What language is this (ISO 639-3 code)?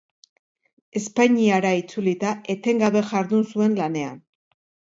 eus